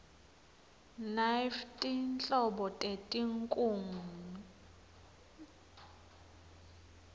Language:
Swati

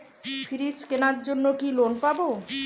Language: Bangla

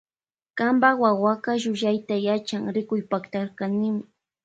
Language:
Loja Highland Quichua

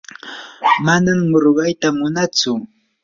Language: Yanahuanca Pasco Quechua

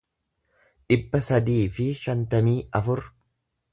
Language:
Oromo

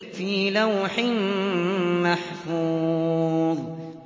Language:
Arabic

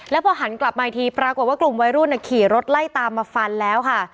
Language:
Thai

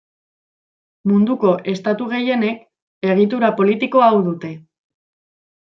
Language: Basque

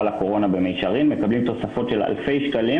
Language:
Hebrew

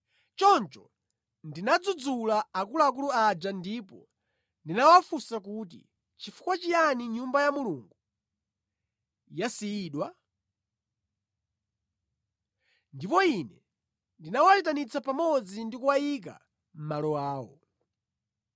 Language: Nyanja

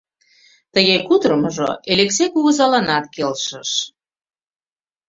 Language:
Mari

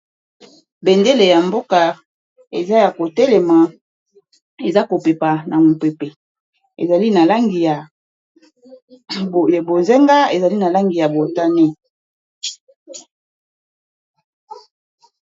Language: Lingala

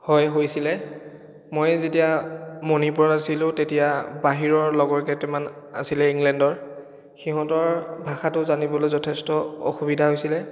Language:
Assamese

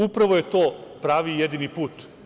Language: Serbian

